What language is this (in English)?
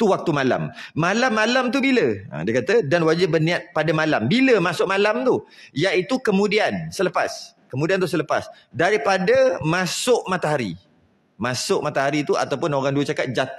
Malay